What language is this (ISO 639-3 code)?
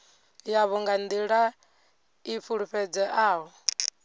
ven